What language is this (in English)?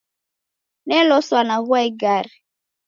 Taita